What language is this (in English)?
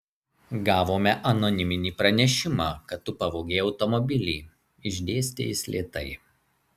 Lithuanian